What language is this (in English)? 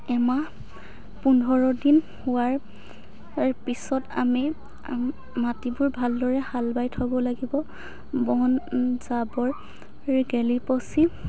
Assamese